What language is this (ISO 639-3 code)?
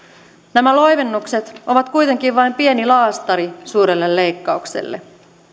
fin